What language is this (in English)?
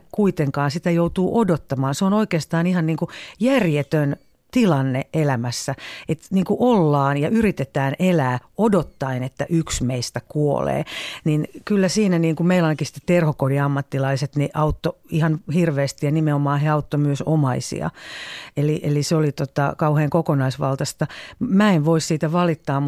Finnish